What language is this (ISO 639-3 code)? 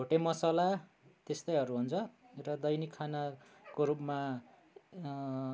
nep